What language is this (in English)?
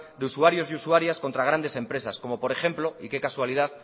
Spanish